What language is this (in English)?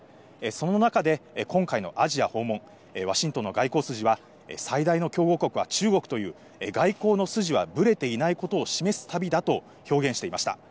Japanese